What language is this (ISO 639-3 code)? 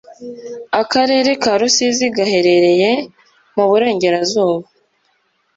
kin